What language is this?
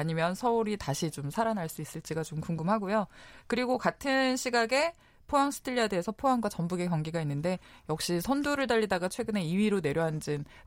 Korean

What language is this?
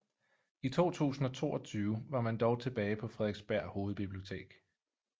Danish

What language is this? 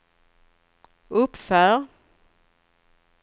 Swedish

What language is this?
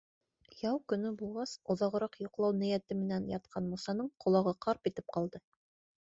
Bashkir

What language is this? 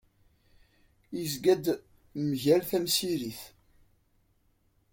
Kabyle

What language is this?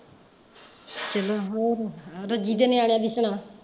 Punjabi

